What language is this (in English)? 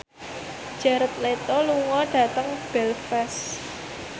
Javanese